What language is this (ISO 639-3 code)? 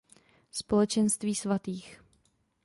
ces